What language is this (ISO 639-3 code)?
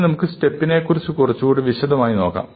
mal